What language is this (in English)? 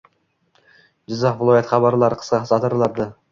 Uzbek